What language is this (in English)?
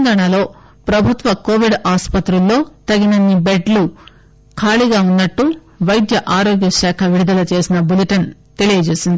Telugu